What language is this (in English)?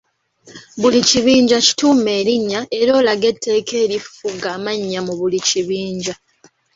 Ganda